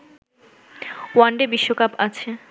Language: Bangla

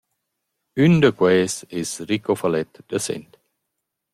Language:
Romansh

